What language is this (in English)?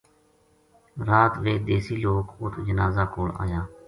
Gujari